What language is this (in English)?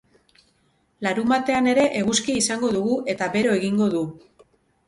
Basque